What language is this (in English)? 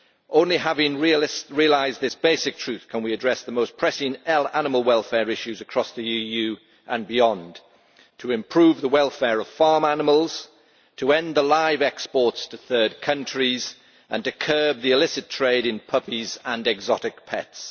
English